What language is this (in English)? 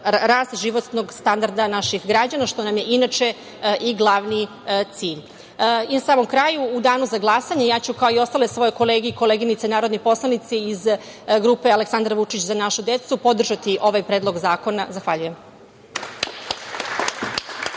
Serbian